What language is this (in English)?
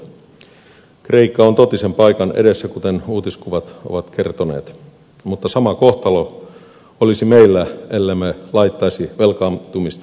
Finnish